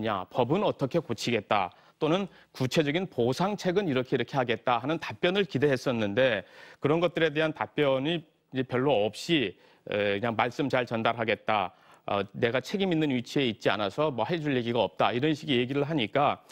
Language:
Korean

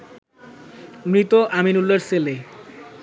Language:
Bangla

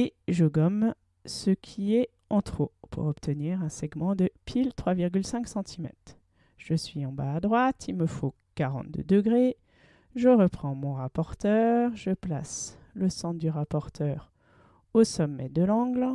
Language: French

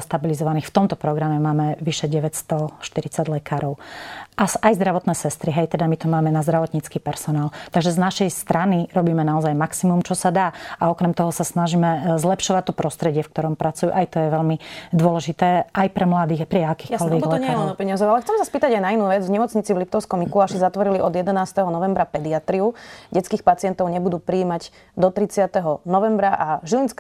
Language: Slovak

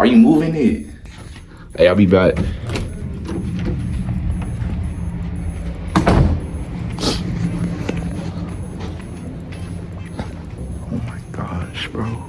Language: English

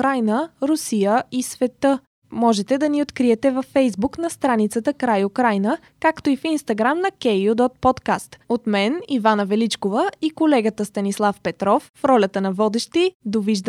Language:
Bulgarian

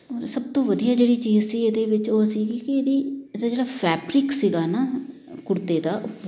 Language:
Punjabi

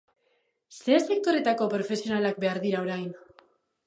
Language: Basque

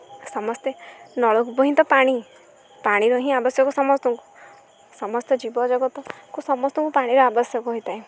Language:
Odia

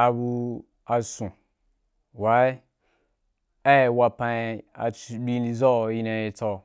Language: Wapan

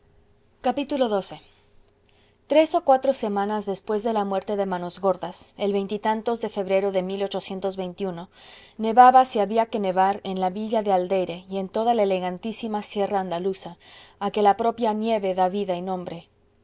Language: Spanish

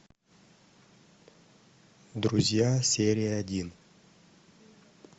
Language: Russian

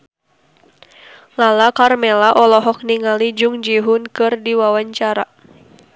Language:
Sundanese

